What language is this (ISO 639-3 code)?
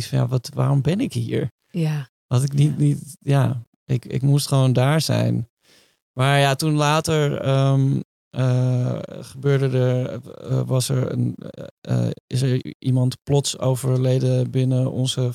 nld